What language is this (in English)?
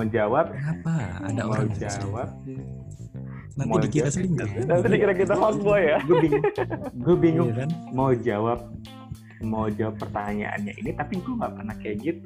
Indonesian